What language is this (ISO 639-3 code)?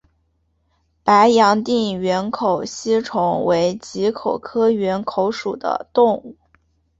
zho